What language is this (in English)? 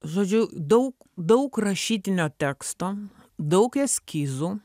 Lithuanian